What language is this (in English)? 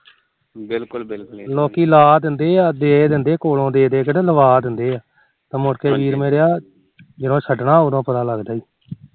Punjabi